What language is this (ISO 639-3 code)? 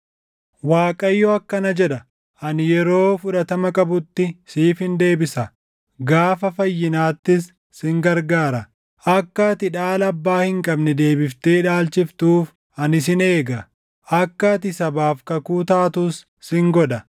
orm